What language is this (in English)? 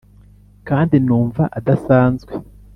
Kinyarwanda